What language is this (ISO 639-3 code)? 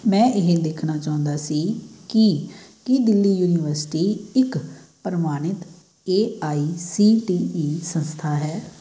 pan